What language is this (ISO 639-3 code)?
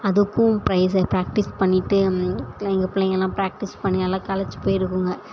tam